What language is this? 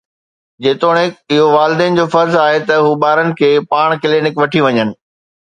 Sindhi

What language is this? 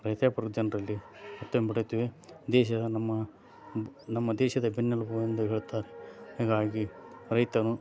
Kannada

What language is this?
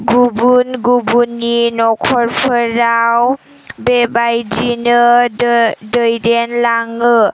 Bodo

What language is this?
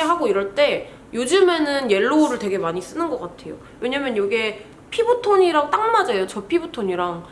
Korean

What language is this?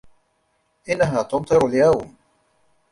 Arabic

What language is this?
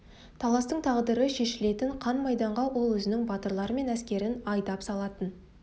Kazakh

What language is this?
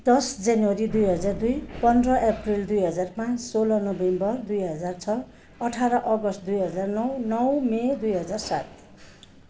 Nepali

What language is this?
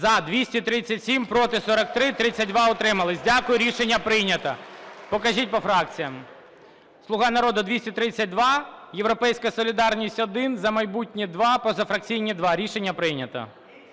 Ukrainian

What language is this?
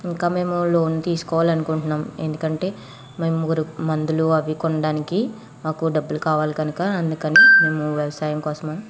Telugu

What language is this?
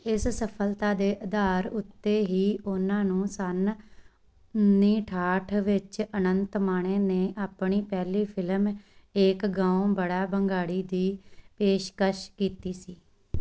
Punjabi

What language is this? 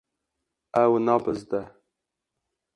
Kurdish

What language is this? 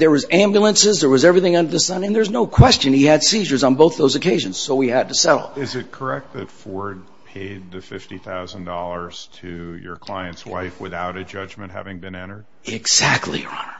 English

